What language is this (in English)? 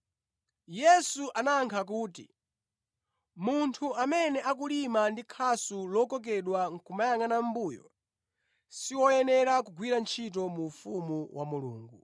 Nyanja